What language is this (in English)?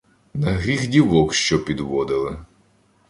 Ukrainian